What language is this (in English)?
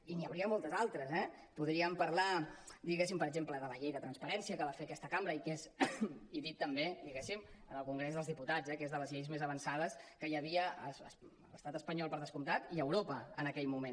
Catalan